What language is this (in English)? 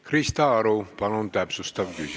Estonian